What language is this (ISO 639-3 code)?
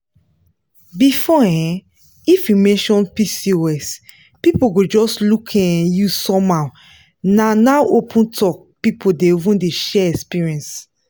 pcm